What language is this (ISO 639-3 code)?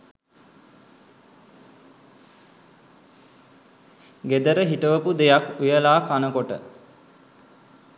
sin